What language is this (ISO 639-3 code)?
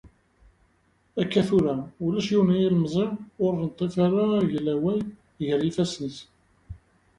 kab